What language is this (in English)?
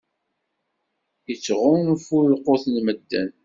Kabyle